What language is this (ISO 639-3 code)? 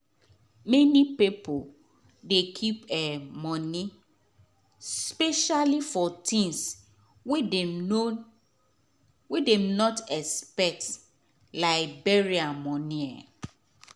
pcm